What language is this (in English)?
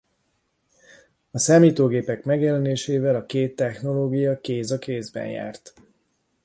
Hungarian